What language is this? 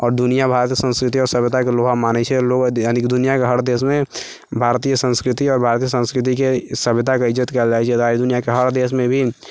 Maithili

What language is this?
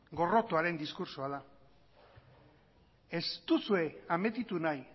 Basque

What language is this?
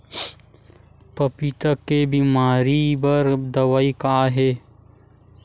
Chhattisgarhi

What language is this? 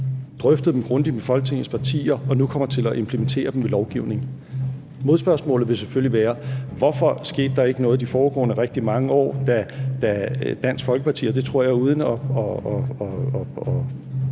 Danish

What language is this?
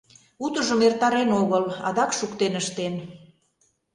Mari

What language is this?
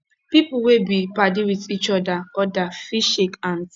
Nigerian Pidgin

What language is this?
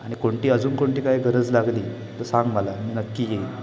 Marathi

